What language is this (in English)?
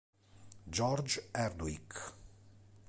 Italian